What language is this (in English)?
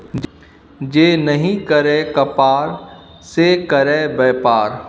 Maithili